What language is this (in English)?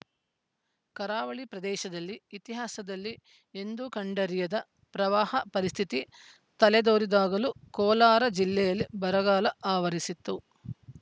Kannada